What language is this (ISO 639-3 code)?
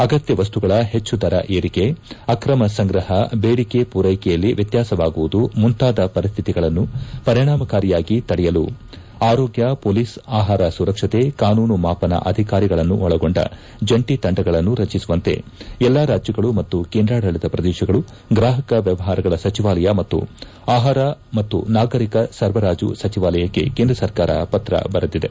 kan